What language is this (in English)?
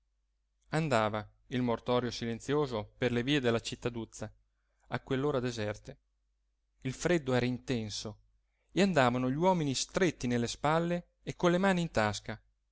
Italian